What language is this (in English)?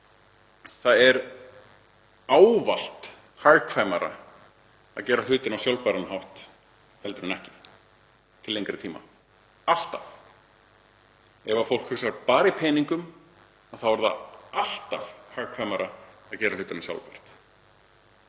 Icelandic